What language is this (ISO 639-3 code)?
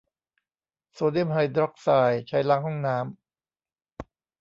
tha